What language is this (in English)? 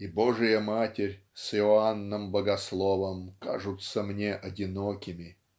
Russian